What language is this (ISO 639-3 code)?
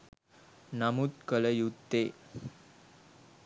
sin